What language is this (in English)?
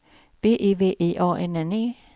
Swedish